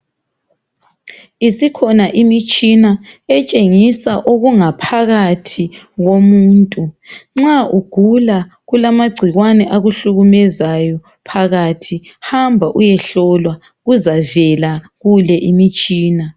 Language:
North Ndebele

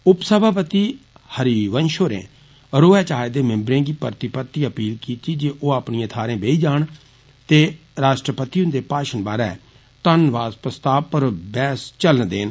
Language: Dogri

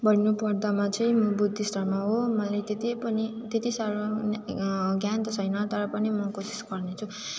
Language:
Nepali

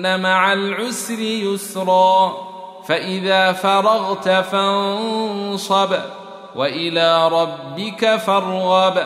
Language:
Arabic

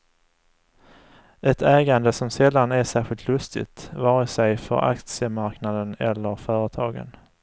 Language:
Swedish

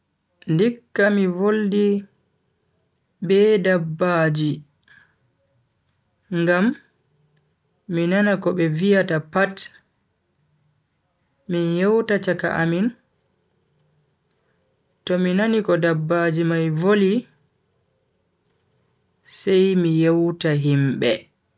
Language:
Bagirmi Fulfulde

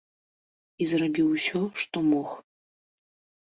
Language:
Belarusian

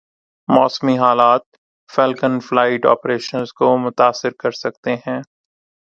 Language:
Urdu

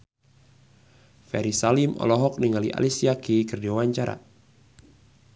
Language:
Sundanese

